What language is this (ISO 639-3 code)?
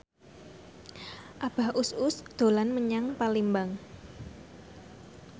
jav